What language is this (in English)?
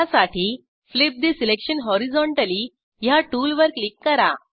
Marathi